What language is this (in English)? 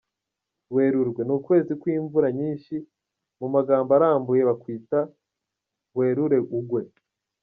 Kinyarwanda